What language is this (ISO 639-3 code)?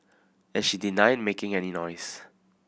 eng